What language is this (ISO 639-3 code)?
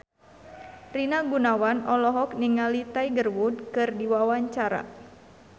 sun